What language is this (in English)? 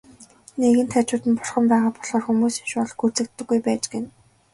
Mongolian